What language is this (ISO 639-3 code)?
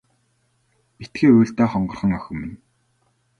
mon